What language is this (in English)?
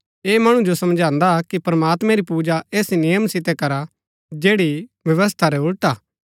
Gaddi